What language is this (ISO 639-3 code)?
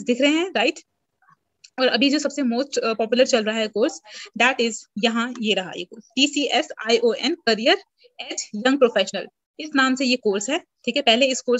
hin